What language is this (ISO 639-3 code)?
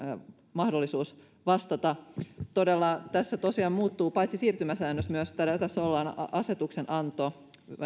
fin